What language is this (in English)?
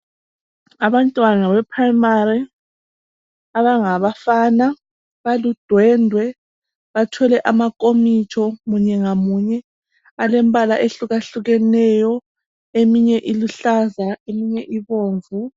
North Ndebele